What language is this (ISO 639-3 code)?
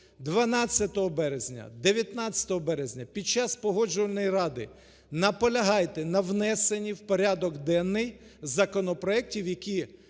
ukr